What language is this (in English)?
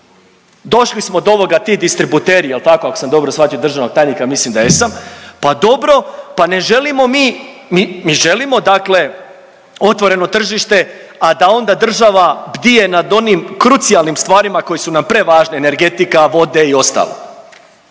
Croatian